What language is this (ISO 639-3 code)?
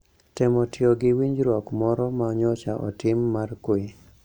luo